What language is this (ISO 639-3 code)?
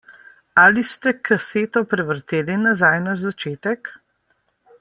slv